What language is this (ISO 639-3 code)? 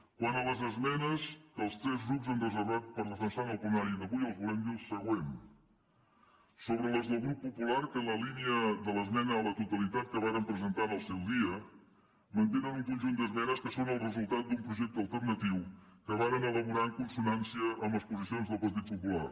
cat